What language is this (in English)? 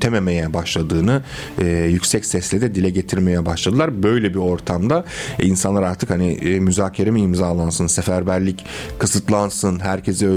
Turkish